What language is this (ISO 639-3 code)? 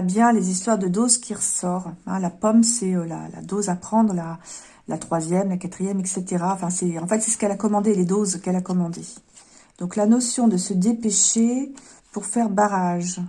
fra